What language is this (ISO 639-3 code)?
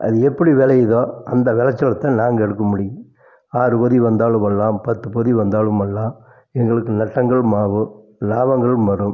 tam